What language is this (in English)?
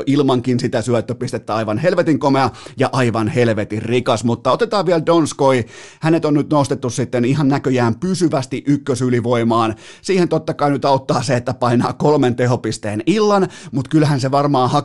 Finnish